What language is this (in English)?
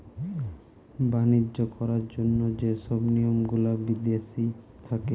Bangla